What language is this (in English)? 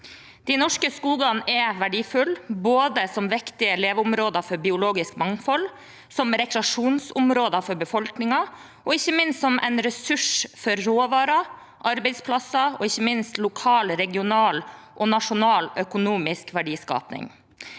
Norwegian